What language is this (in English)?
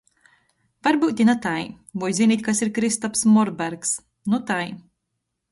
Latgalian